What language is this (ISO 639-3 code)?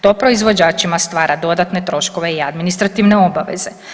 hrv